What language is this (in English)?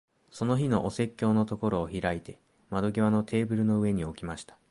Japanese